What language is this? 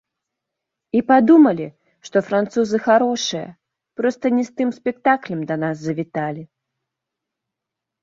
Belarusian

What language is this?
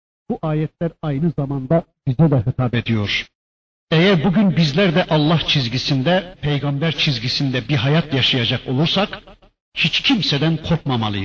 Turkish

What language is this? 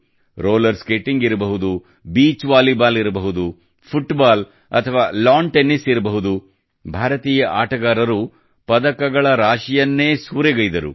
Kannada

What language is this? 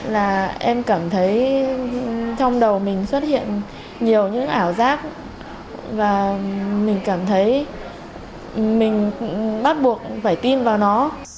Vietnamese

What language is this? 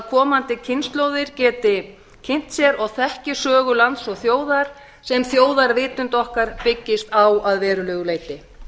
Icelandic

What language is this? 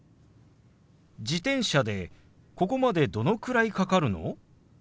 Japanese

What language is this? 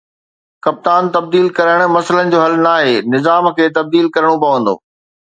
Sindhi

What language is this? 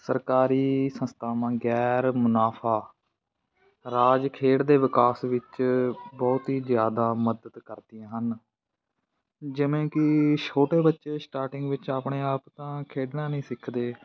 Punjabi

